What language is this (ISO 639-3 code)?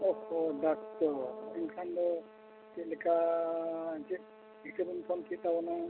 sat